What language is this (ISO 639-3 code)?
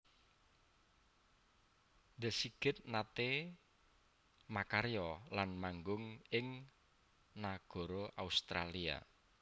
jav